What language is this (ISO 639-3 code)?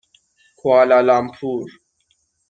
fas